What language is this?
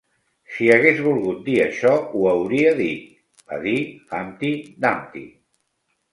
Catalan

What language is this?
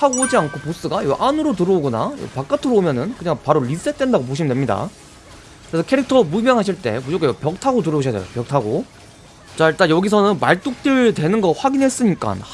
Korean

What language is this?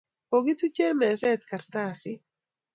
Kalenjin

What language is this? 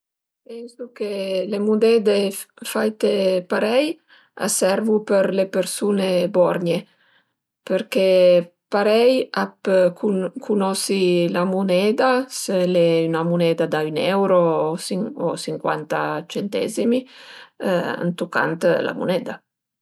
Piedmontese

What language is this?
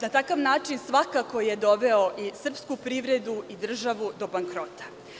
Serbian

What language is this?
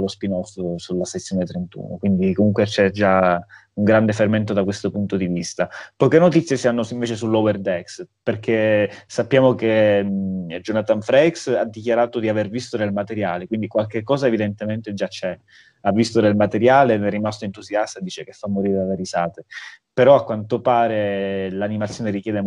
Italian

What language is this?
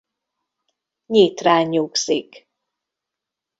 Hungarian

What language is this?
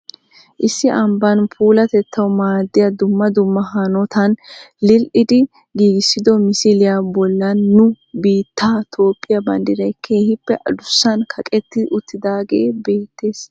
Wolaytta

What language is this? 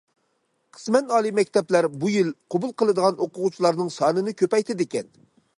Uyghur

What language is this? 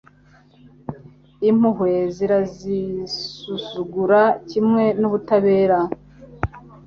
Kinyarwanda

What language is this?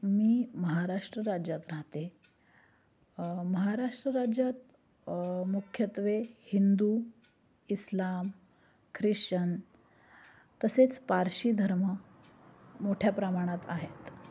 Marathi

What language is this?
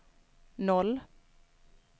Swedish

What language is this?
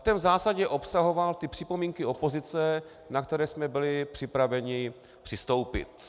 Czech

